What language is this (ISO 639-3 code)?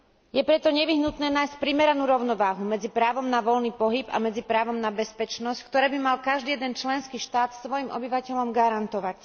slk